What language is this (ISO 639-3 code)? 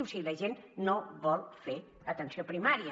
cat